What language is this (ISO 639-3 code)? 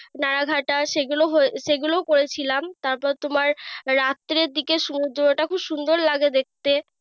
ben